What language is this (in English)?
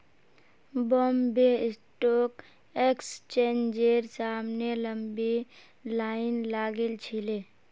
Magahi